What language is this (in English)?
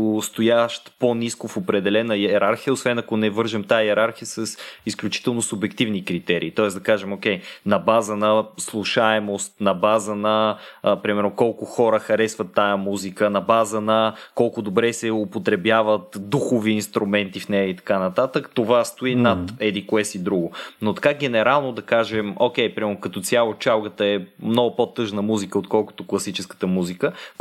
Bulgarian